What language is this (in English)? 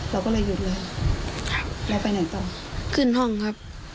Thai